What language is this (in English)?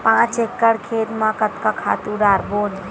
Chhattisgarhi